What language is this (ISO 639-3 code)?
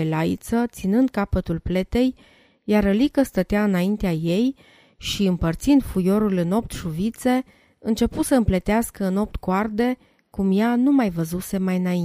ron